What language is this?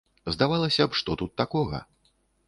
Belarusian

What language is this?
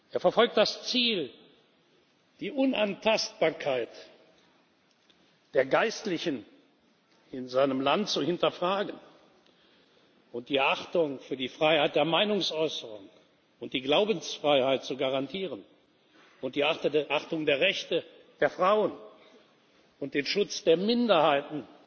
German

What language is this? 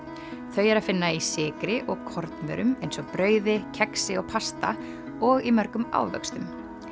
Icelandic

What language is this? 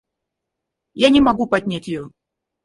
Russian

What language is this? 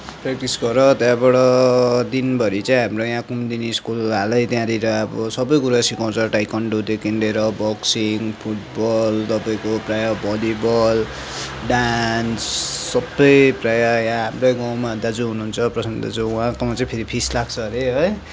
Nepali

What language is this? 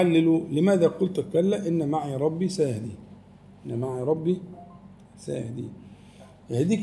Arabic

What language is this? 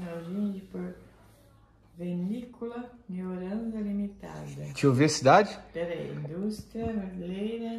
Portuguese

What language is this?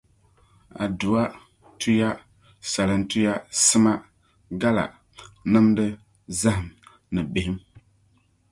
Dagbani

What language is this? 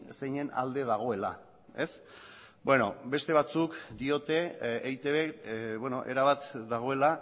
Basque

